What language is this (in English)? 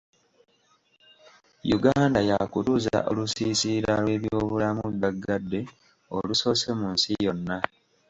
Ganda